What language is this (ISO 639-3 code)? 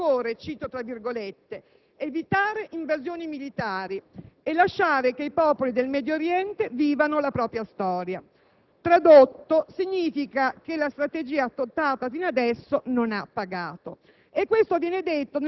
ita